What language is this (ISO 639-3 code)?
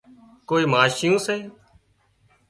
kxp